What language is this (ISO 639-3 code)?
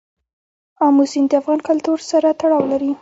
pus